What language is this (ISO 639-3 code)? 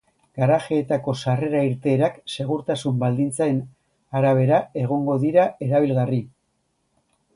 eus